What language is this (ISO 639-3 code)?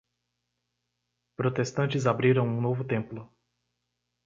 por